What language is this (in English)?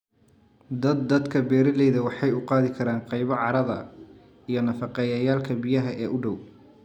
Somali